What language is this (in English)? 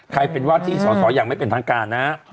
Thai